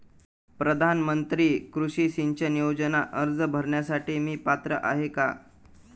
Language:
Marathi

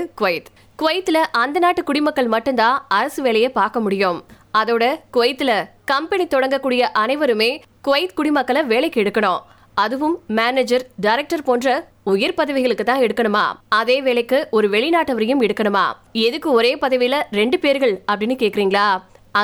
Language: Tamil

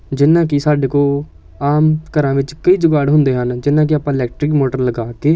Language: Punjabi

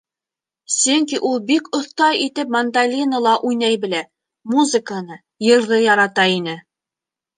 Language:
Bashkir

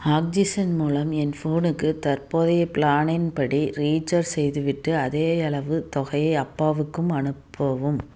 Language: Tamil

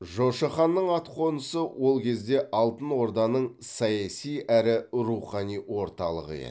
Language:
Kazakh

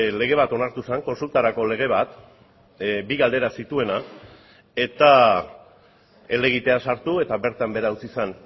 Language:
Basque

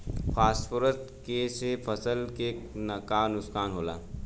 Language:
Bhojpuri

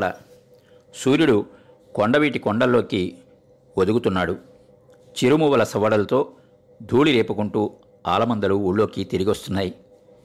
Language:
Telugu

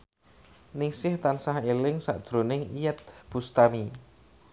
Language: Javanese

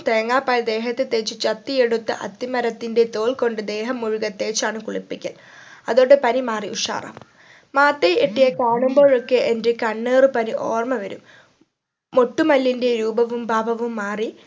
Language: Malayalam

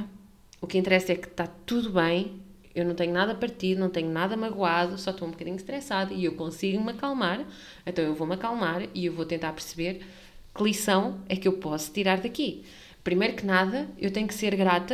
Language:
Portuguese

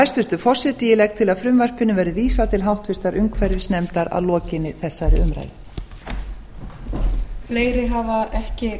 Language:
Icelandic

